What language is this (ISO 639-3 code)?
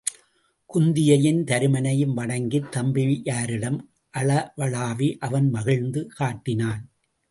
tam